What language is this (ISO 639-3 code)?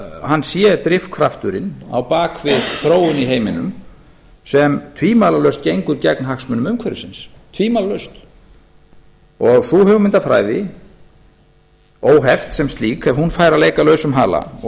isl